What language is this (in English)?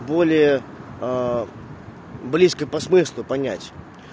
Russian